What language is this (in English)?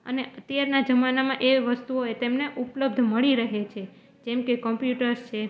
Gujarati